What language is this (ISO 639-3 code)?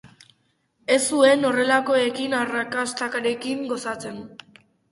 eus